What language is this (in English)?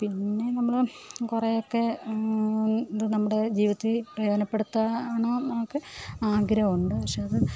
Malayalam